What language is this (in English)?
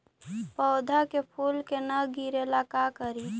Magahi